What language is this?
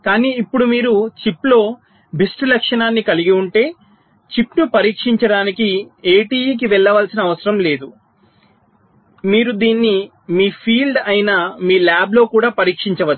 Telugu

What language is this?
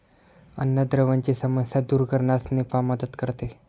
Marathi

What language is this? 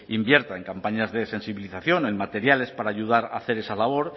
Spanish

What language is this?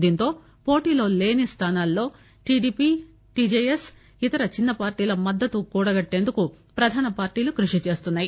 Telugu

